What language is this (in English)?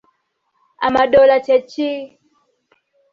Ganda